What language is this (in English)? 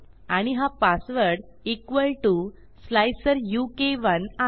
Marathi